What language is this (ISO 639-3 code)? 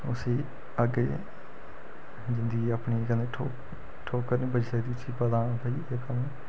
doi